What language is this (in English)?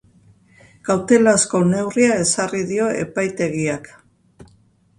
Basque